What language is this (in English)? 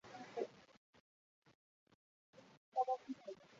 Chinese